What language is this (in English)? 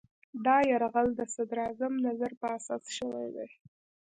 Pashto